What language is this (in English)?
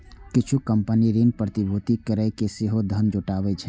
Maithili